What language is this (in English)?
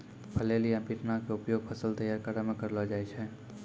Maithili